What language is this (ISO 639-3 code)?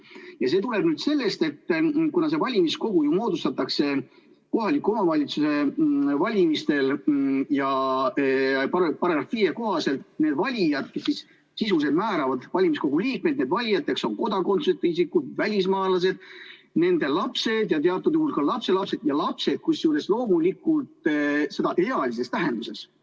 est